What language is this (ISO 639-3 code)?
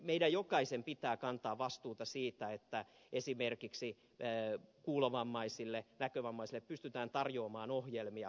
fin